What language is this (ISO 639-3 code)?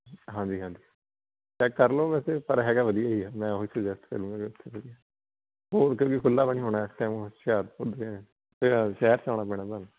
pan